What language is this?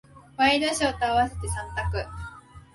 Japanese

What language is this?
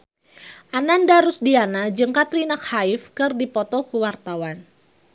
Sundanese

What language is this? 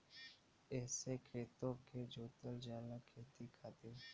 Bhojpuri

